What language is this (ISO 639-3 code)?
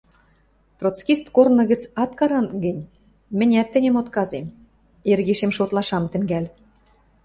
mrj